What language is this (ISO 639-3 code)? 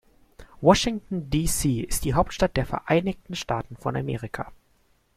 deu